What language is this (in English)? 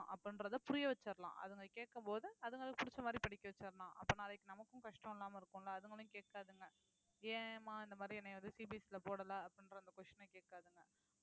Tamil